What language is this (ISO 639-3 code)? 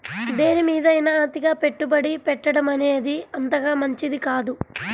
tel